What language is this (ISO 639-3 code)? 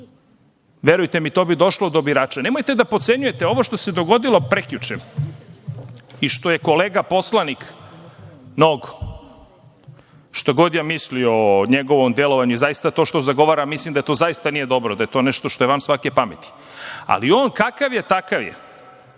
srp